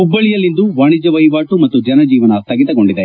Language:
Kannada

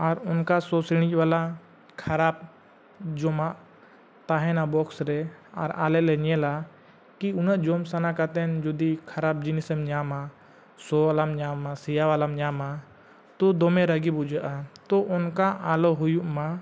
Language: Santali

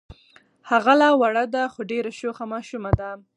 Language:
Pashto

